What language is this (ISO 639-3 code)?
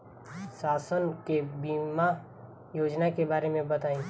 bho